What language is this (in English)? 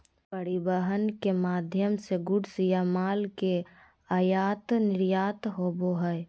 Magahi